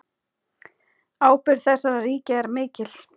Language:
Icelandic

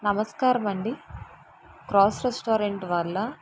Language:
Telugu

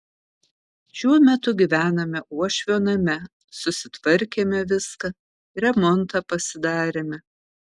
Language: Lithuanian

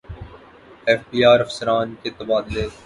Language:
Urdu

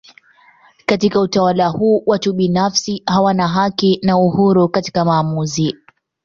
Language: Swahili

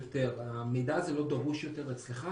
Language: Hebrew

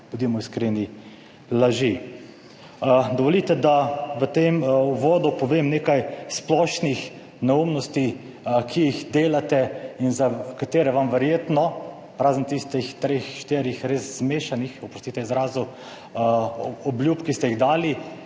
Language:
Slovenian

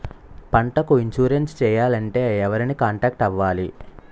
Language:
Telugu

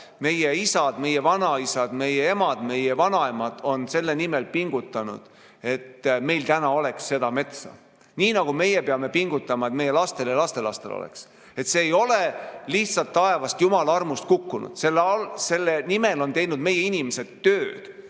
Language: Estonian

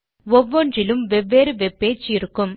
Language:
Tamil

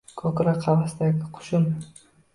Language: Uzbek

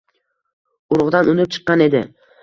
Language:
Uzbek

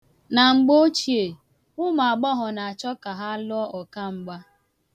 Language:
Igbo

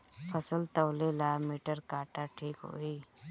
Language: Bhojpuri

